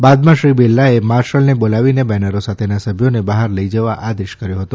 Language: Gujarati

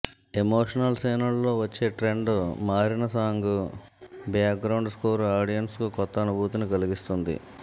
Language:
Telugu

